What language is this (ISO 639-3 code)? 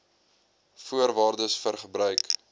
afr